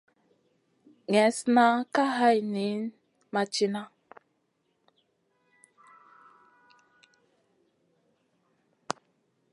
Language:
Masana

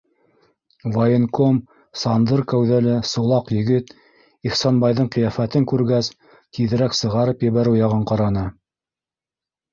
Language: Bashkir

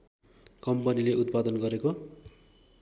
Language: Nepali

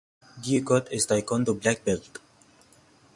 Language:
English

